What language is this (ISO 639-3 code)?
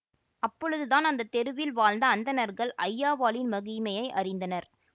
tam